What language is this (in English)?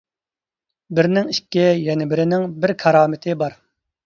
Uyghur